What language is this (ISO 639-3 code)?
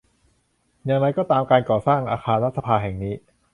tha